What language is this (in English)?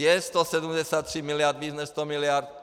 Czech